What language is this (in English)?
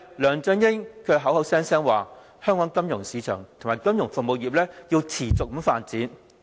Cantonese